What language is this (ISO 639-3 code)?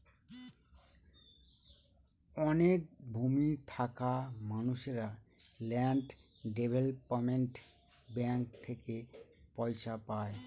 ben